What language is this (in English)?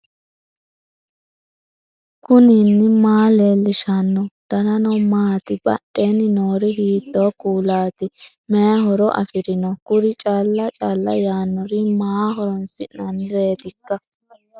Sidamo